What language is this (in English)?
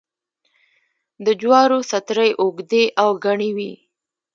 Pashto